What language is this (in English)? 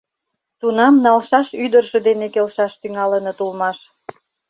Mari